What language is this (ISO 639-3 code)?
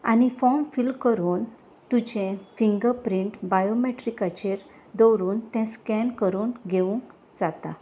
kok